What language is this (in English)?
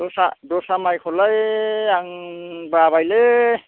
Bodo